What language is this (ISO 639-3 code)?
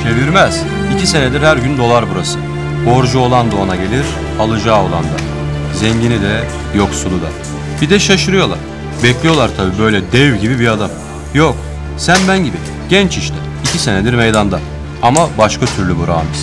tur